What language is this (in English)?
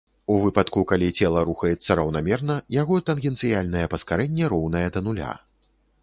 Belarusian